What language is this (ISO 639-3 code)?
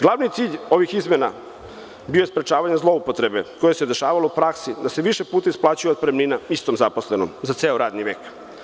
srp